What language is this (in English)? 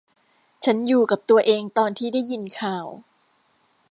Thai